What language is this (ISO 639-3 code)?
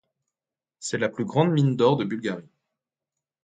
fra